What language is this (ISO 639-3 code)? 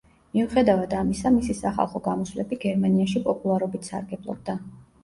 kat